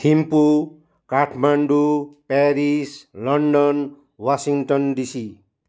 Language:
Nepali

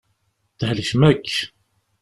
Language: Kabyle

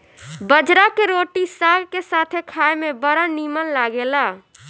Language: Bhojpuri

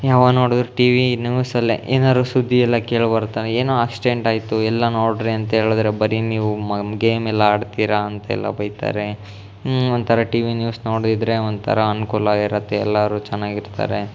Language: Kannada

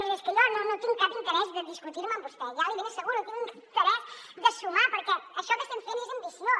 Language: Catalan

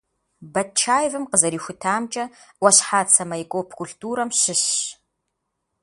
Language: Kabardian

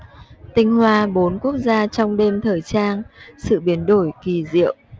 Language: Vietnamese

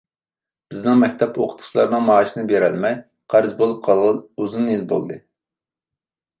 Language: Uyghur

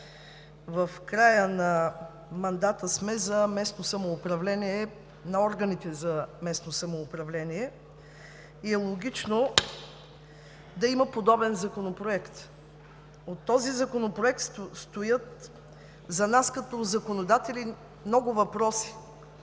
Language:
Bulgarian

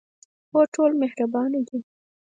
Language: Pashto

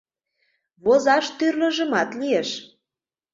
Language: Mari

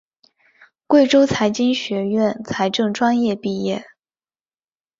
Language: Chinese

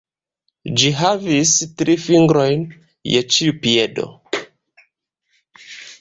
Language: Esperanto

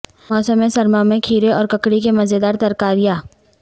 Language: Urdu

